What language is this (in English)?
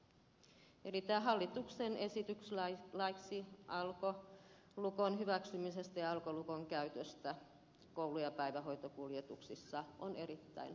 Finnish